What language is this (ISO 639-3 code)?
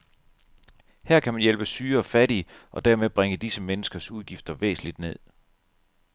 dan